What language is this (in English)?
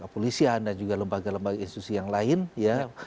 Indonesian